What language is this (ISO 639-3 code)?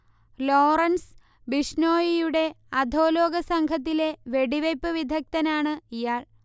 mal